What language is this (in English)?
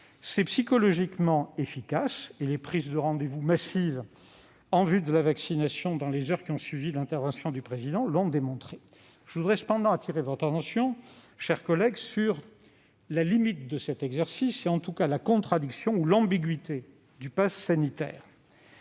French